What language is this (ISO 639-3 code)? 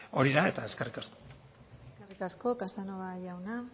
eus